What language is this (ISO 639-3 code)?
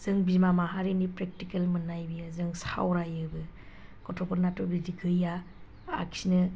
brx